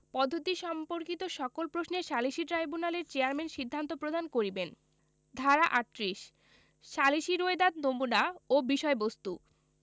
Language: Bangla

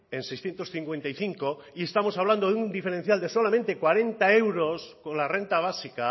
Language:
Spanish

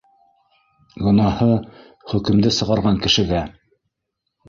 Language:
Bashkir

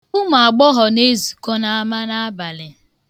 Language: Igbo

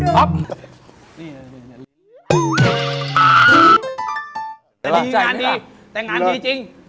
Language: Thai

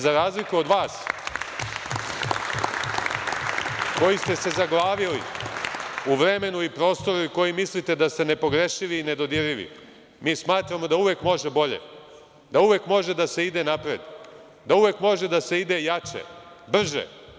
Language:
Serbian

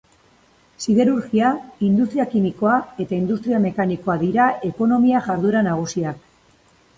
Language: Basque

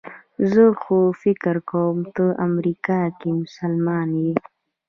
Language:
Pashto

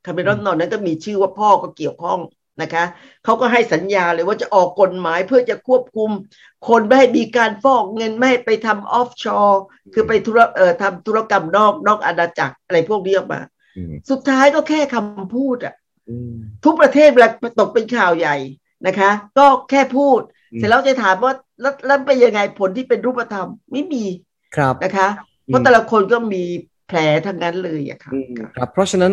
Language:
Thai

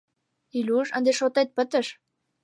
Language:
Mari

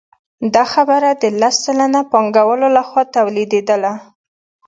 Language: Pashto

